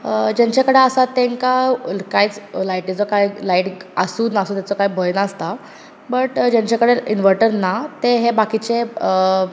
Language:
Konkani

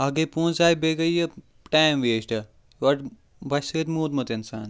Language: Kashmiri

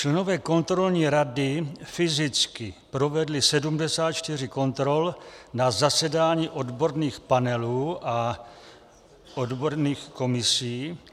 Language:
Czech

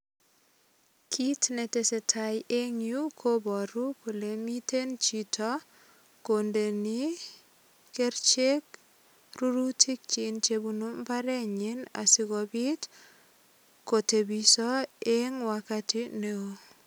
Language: Kalenjin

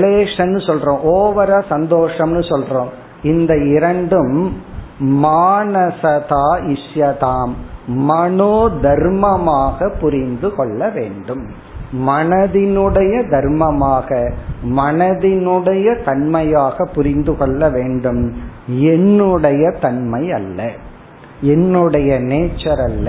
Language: Tamil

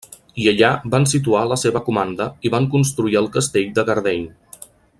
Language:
Catalan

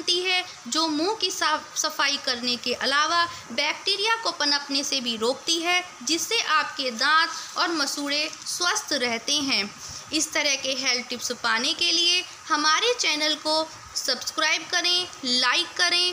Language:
Hindi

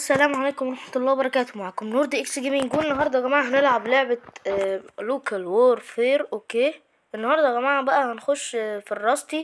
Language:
Arabic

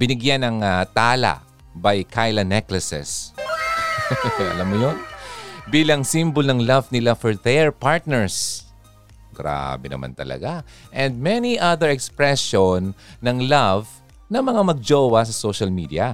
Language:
Filipino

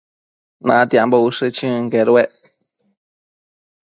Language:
Matsés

